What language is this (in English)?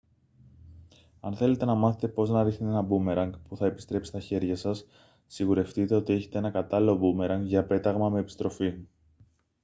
Greek